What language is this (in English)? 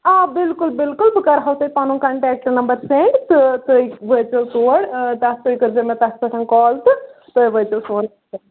Kashmiri